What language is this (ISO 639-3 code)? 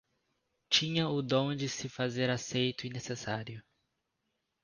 por